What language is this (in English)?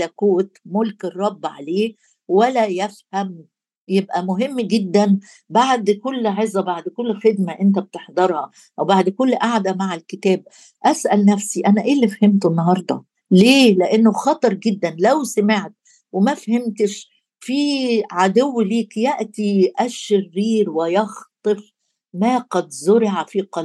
Arabic